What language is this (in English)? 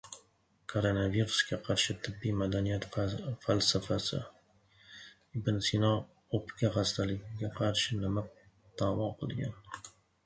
Uzbek